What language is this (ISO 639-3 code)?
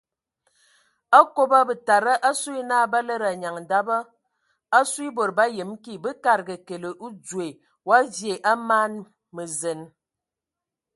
ewo